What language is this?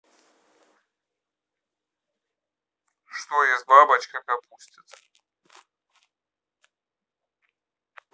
Russian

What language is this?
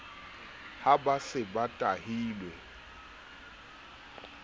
Southern Sotho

